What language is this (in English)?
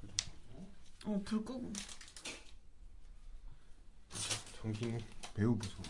Korean